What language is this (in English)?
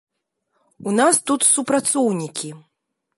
Belarusian